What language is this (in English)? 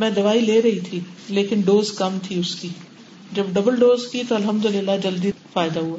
Urdu